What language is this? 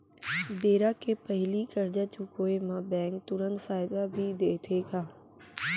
Chhattisgarhi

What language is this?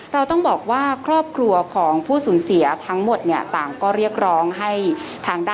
Thai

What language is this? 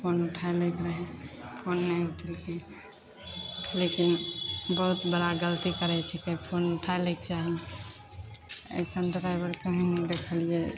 Maithili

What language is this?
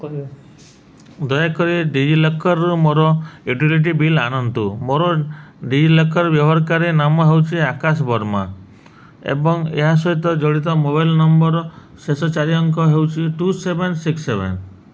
Odia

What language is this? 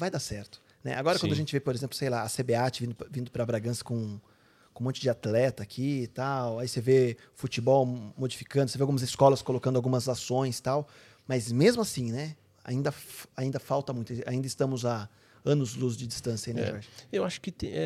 Portuguese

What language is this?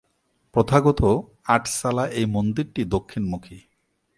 Bangla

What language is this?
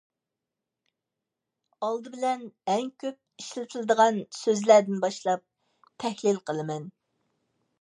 Uyghur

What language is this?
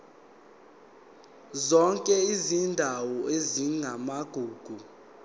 Zulu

